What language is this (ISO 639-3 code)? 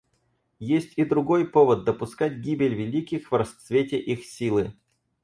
rus